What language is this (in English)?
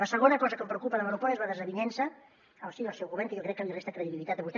Catalan